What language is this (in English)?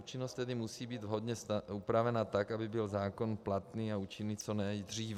Czech